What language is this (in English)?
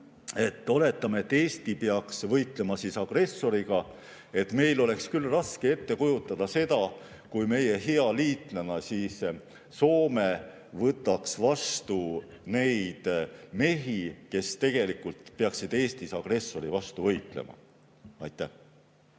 Estonian